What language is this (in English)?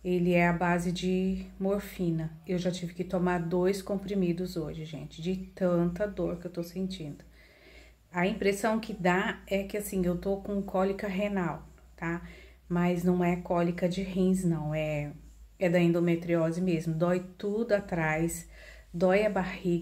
Portuguese